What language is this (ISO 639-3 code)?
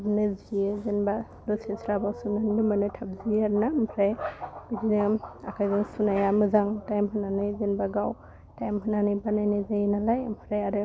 brx